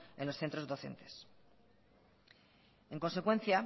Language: Spanish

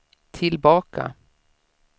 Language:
Swedish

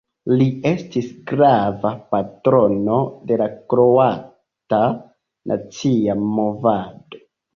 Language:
Esperanto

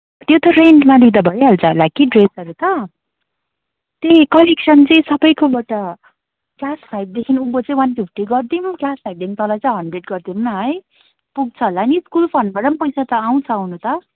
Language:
Nepali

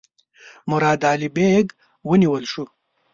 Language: Pashto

